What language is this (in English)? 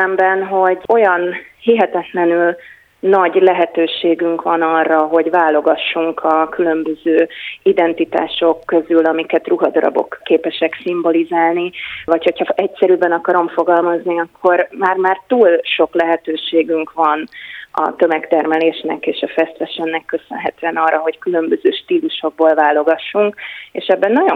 Hungarian